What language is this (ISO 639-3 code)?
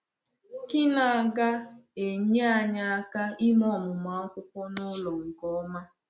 ibo